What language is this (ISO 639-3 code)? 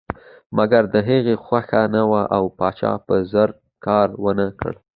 pus